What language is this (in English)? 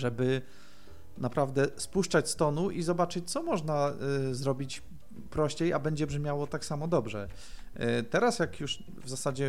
Polish